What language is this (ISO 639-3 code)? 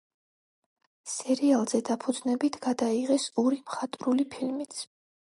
kat